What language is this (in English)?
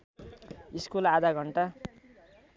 Nepali